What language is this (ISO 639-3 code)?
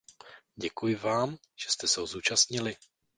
ces